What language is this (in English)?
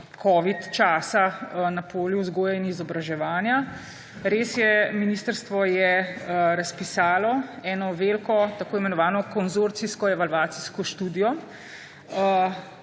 Slovenian